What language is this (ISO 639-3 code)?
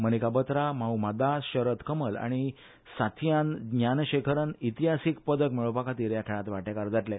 kok